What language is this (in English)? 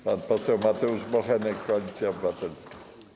Polish